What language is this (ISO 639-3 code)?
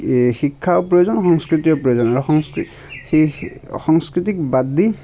asm